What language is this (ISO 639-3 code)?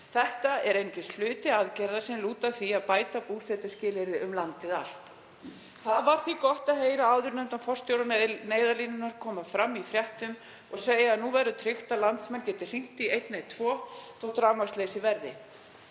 isl